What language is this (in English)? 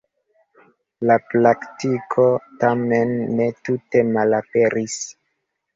Esperanto